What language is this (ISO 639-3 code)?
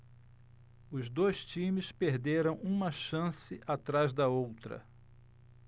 por